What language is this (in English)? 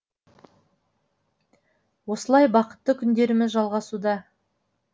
Kazakh